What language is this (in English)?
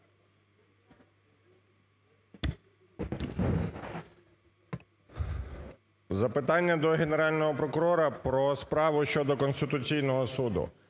Ukrainian